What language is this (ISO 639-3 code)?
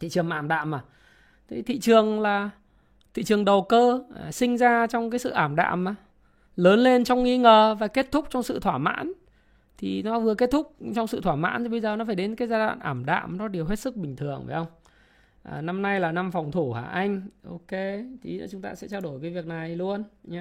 vie